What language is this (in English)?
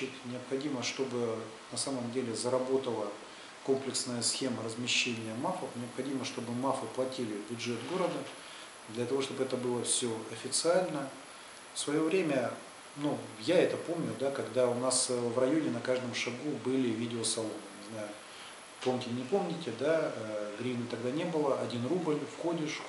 Russian